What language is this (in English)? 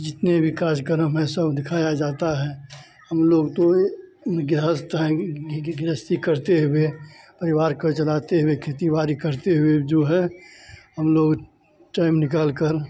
Hindi